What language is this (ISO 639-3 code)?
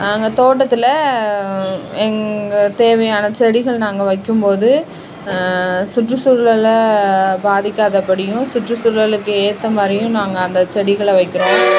tam